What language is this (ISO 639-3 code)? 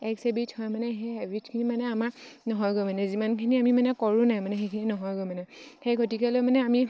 asm